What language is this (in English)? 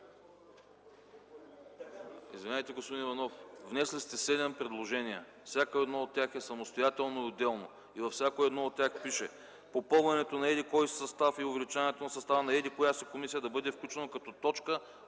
Bulgarian